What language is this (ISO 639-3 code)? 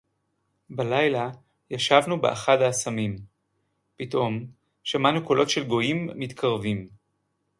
heb